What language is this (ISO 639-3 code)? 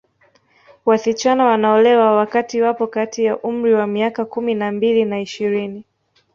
swa